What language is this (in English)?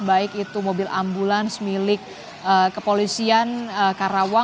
Indonesian